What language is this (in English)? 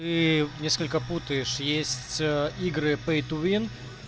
Russian